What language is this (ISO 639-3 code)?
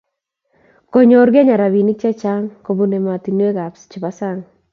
kln